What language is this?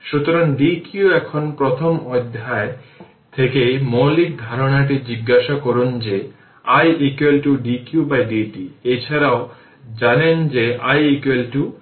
Bangla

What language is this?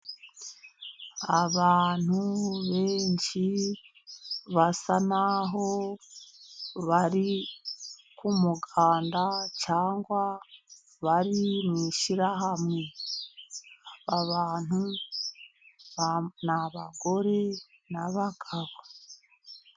Kinyarwanda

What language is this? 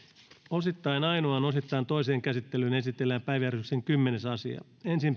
Finnish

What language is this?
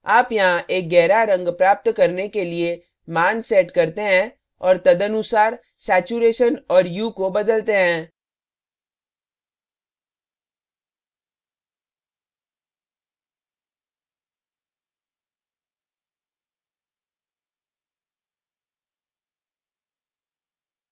Hindi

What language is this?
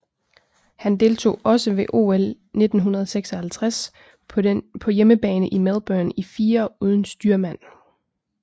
Danish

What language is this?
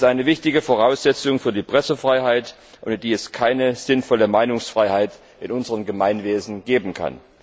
German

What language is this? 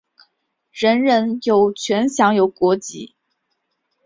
Chinese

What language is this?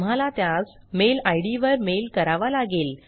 Marathi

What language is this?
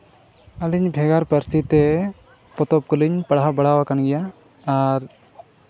Santali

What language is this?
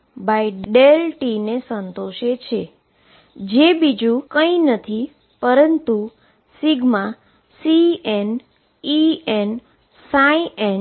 Gujarati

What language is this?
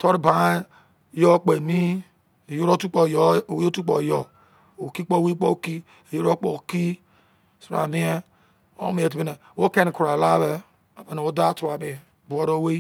Izon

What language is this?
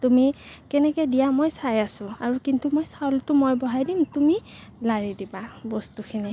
Assamese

